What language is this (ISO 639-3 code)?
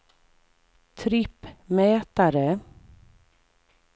swe